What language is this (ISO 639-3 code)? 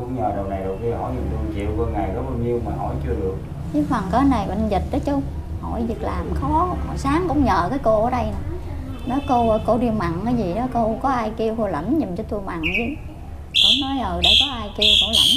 vie